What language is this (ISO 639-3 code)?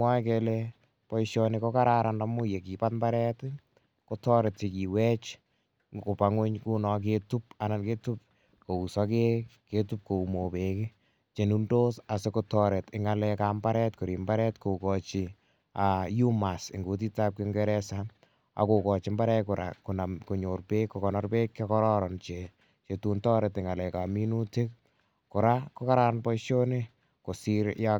kln